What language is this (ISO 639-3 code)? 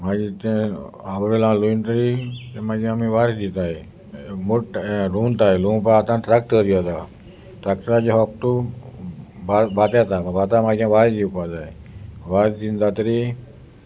kok